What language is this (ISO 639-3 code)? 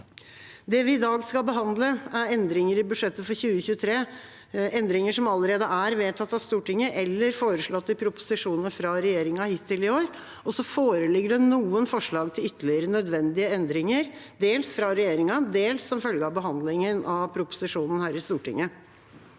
nor